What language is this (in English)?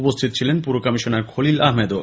Bangla